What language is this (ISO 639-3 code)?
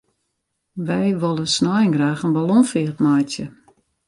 fry